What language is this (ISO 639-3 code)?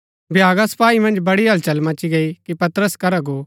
gbk